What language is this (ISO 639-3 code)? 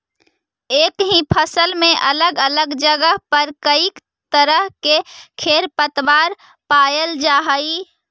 mag